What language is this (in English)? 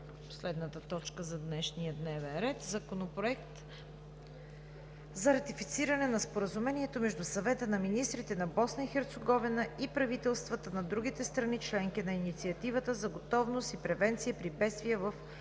Bulgarian